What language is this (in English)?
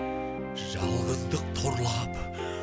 Kazakh